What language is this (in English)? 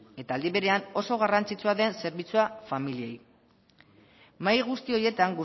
Basque